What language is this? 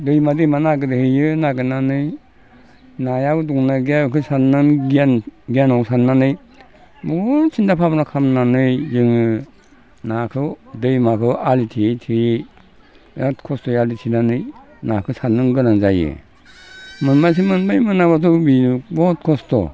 Bodo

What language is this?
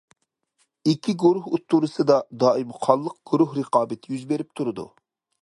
Uyghur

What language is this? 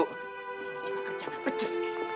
Indonesian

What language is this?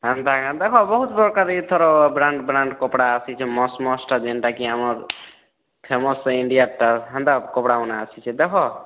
Odia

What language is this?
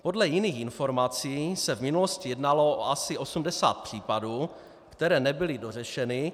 Czech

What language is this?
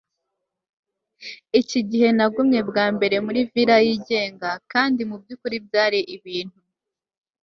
Kinyarwanda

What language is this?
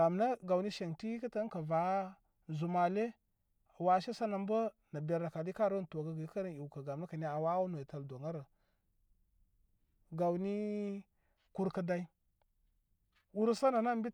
Koma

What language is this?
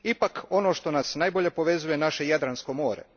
Croatian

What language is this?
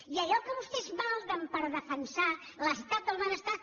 Catalan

